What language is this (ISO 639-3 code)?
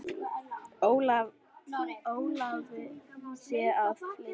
isl